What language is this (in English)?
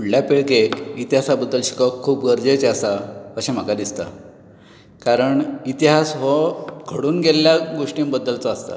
Konkani